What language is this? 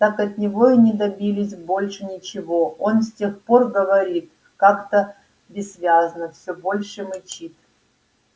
Russian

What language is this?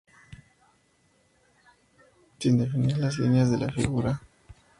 Spanish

